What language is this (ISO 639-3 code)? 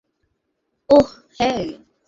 ben